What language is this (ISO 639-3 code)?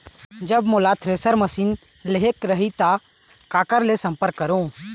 hne